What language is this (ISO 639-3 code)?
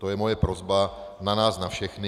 ces